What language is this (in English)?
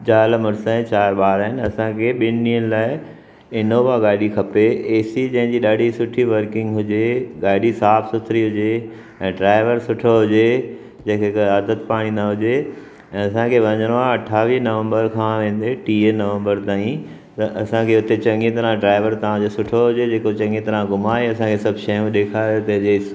Sindhi